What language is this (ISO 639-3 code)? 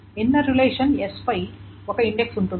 tel